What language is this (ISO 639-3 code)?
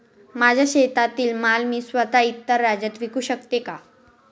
mar